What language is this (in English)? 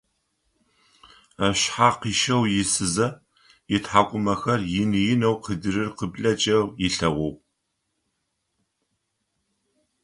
Adyghe